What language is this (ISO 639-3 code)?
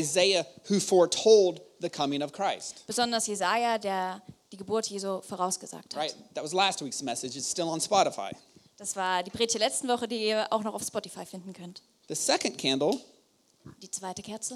deu